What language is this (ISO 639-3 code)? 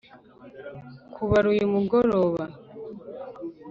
kin